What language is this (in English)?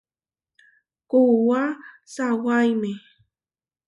Huarijio